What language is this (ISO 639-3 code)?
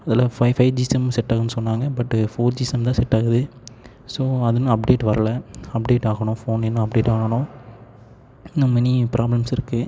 tam